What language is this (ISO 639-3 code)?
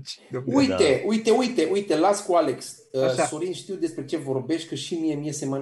ron